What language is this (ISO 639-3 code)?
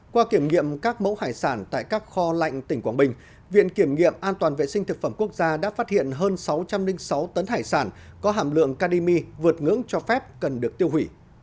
vie